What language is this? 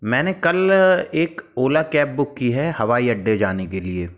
Hindi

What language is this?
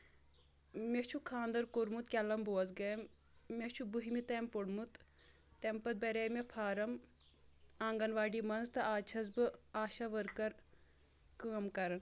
Kashmiri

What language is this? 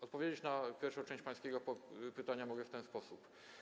Polish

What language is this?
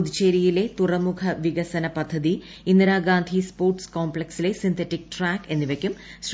Malayalam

